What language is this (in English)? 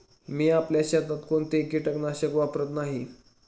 Marathi